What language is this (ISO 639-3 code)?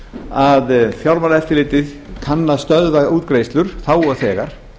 isl